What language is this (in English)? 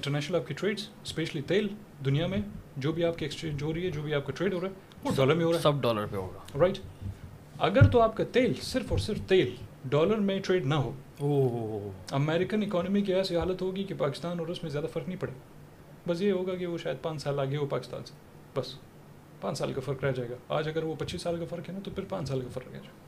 Urdu